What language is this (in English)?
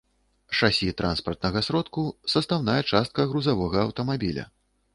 Belarusian